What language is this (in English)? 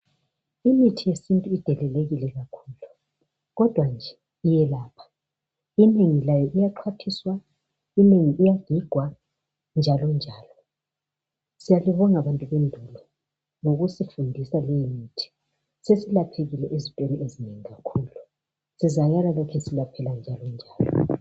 North Ndebele